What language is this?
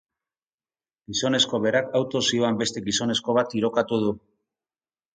Basque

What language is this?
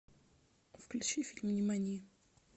Russian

